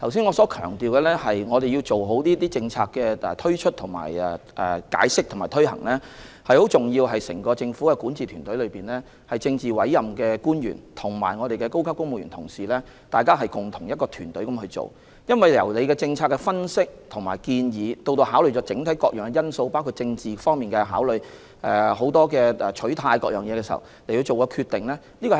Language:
Cantonese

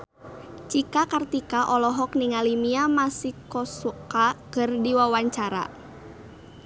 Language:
Sundanese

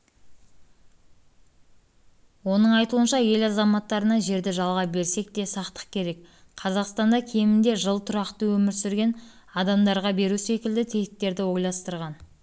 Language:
Kazakh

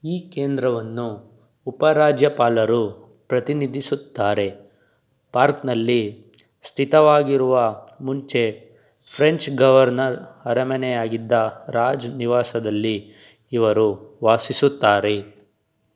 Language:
Kannada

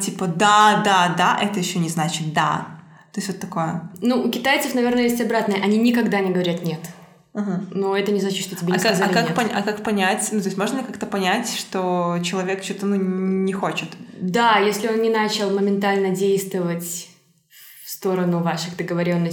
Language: Russian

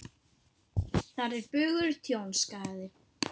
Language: Icelandic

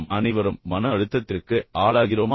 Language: Tamil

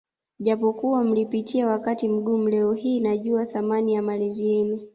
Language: Swahili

